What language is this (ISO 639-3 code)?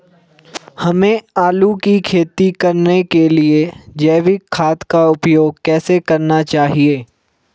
hin